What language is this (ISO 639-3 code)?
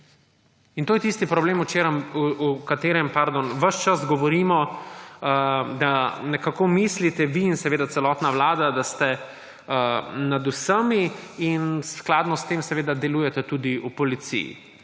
slv